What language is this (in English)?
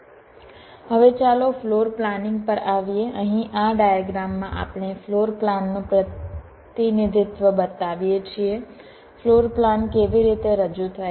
Gujarati